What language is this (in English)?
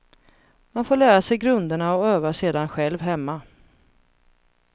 Swedish